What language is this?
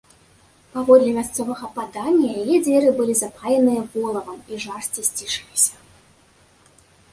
Belarusian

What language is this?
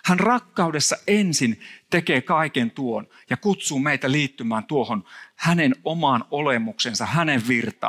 Finnish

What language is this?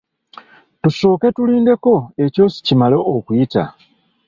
Ganda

